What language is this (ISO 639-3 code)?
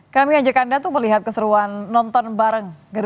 ind